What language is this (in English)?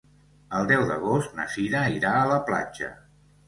Catalan